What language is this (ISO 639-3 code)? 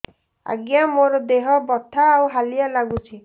ori